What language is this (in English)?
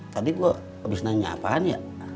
Indonesian